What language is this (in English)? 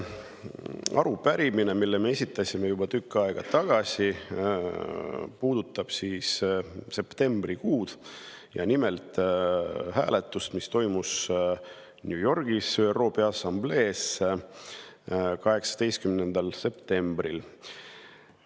Estonian